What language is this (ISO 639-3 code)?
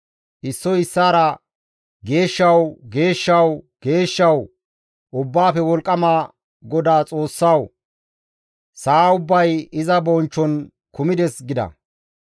gmv